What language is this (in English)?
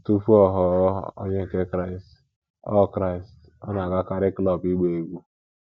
Igbo